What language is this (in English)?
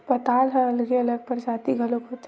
Chhattisgarhi